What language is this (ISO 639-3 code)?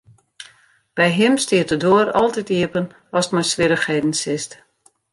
fry